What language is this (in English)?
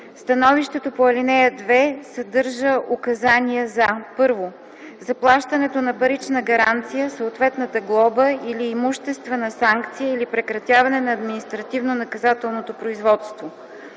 Bulgarian